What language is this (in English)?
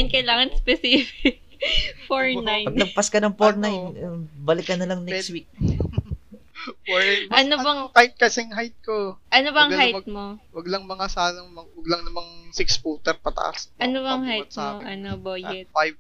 Filipino